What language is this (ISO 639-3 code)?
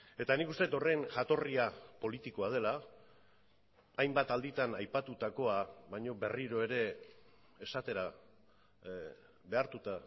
eus